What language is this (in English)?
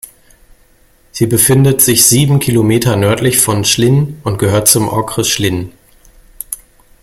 German